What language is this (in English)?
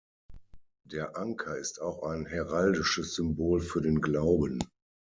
German